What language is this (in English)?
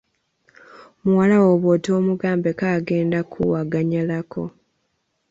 Ganda